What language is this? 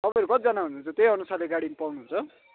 Nepali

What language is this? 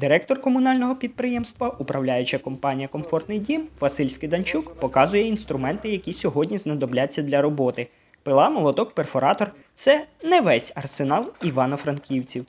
Ukrainian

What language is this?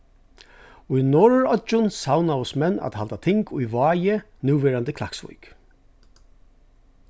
Faroese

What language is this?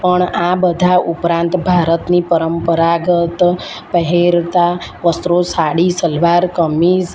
Gujarati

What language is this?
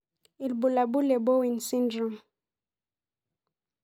Masai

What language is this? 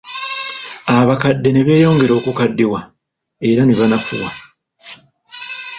Ganda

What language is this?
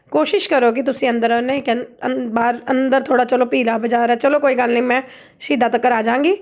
Punjabi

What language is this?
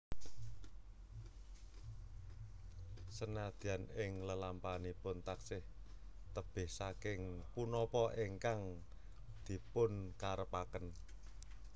Javanese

